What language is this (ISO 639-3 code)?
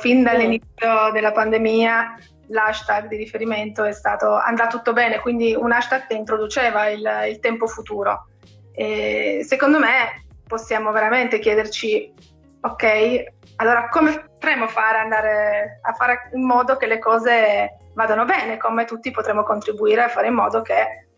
ita